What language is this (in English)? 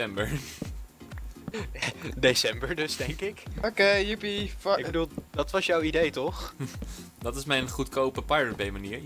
Dutch